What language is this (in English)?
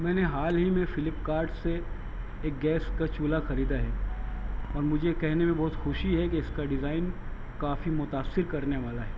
Urdu